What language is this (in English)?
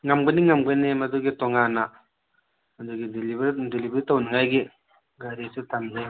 Manipuri